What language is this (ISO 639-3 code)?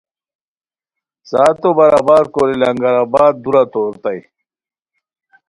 khw